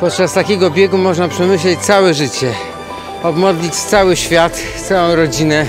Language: Polish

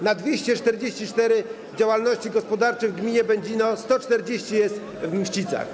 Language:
Polish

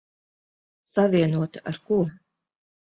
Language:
Latvian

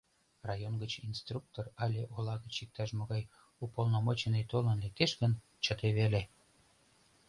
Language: Mari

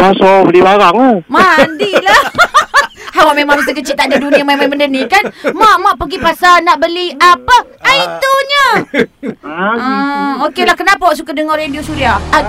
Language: Malay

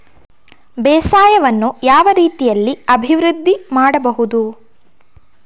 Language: Kannada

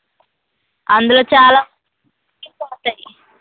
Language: Telugu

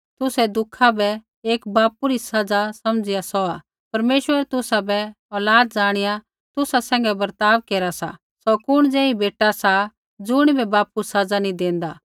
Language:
Kullu Pahari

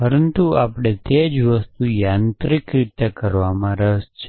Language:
Gujarati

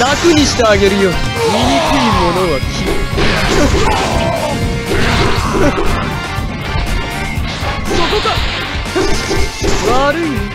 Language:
Japanese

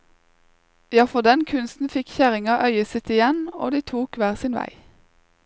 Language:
Norwegian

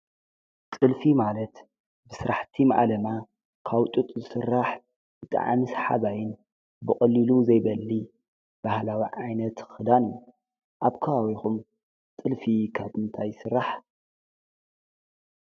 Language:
Tigrinya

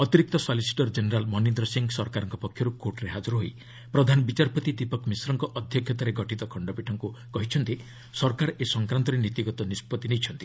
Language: Odia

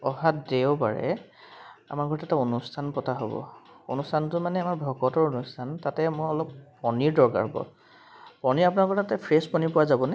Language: Assamese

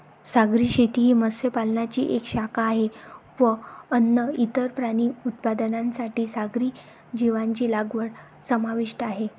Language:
Marathi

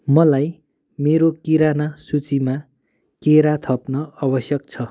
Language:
Nepali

